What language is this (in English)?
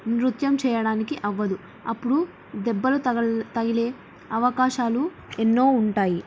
Telugu